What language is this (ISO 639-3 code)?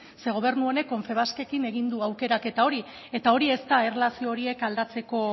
eus